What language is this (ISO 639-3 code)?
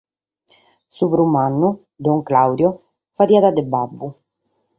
srd